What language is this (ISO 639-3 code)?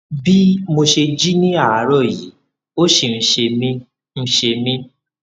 yor